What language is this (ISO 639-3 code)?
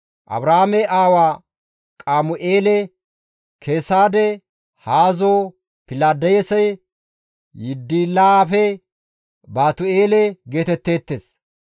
gmv